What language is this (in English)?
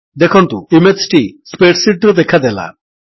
Odia